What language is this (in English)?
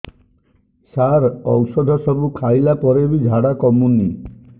Odia